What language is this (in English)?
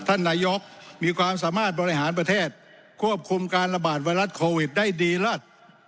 Thai